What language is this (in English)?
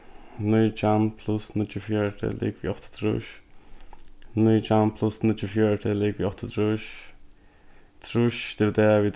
Faroese